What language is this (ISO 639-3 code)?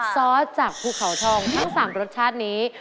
tha